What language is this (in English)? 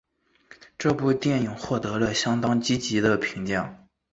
Chinese